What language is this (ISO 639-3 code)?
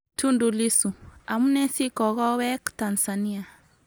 kln